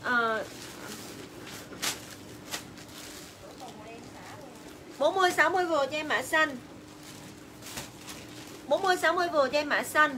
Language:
Vietnamese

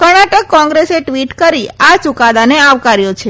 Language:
Gujarati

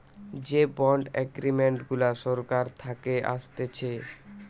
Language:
Bangla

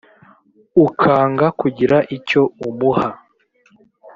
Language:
Kinyarwanda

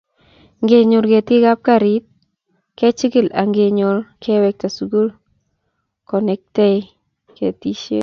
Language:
Kalenjin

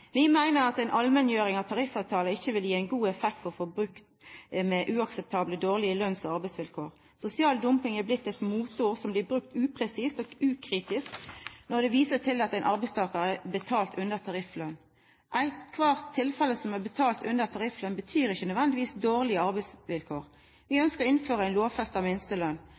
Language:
Norwegian Nynorsk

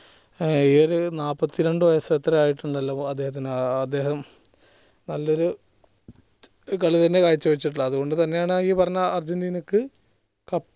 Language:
Malayalam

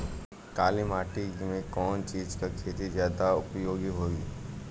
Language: Bhojpuri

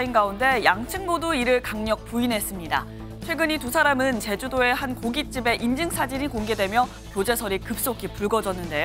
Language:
Korean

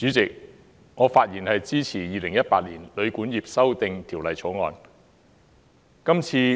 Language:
Cantonese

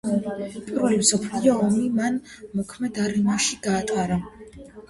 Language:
Georgian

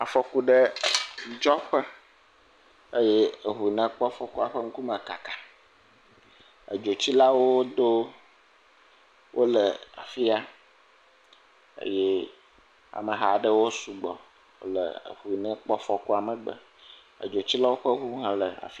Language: Ewe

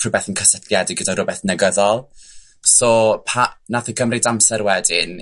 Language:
Welsh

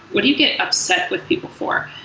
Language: English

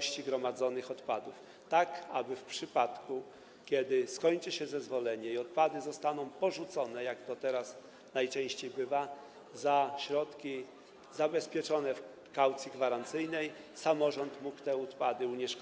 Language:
Polish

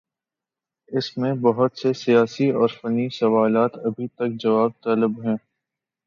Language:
Urdu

